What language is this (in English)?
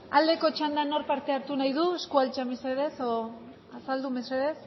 Basque